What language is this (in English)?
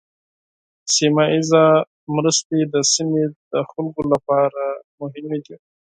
Pashto